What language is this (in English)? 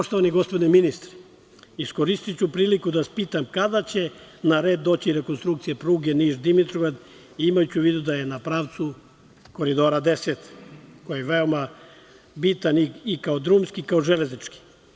Serbian